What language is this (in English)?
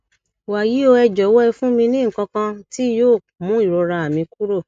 Yoruba